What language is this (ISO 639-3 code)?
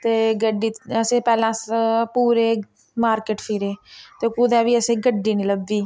doi